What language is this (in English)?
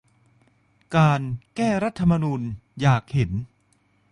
Thai